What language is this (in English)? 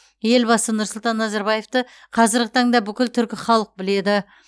Kazakh